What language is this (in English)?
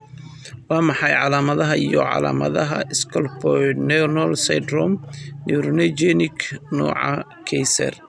Somali